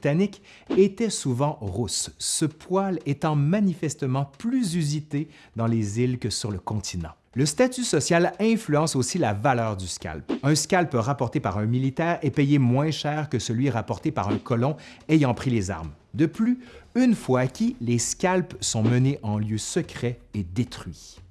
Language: French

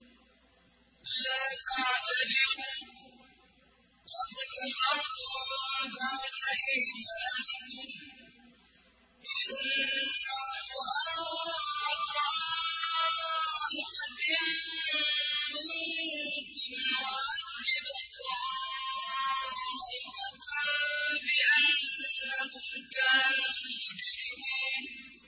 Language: Arabic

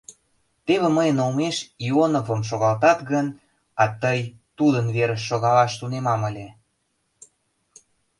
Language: Mari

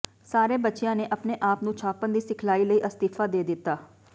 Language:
Punjabi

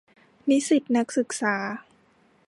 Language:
Thai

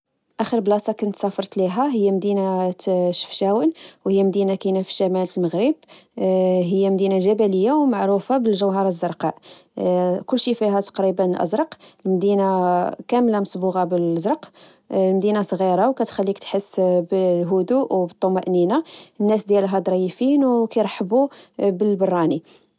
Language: Moroccan Arabic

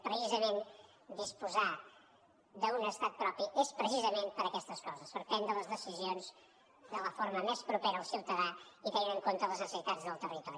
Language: Catalan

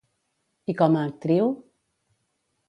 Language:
Catalan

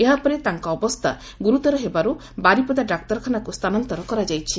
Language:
Odia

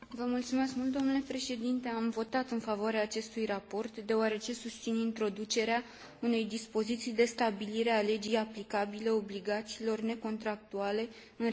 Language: Romanian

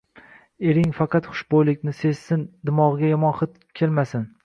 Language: Uzbek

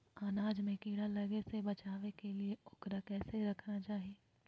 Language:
Magahi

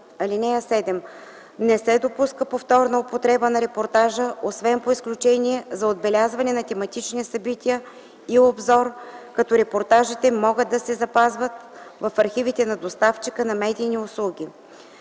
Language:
Bulgarian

